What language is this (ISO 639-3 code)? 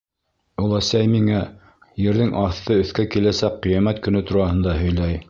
bak